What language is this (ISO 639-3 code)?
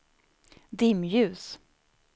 swe